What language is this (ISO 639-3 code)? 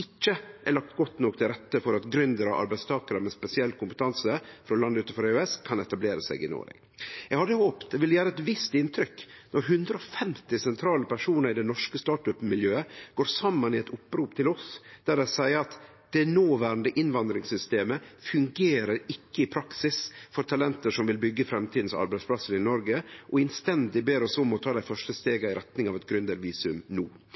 nno